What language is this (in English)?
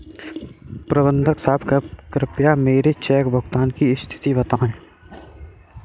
Hindi